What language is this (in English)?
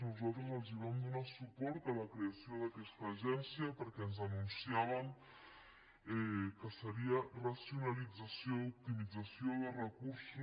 Catalan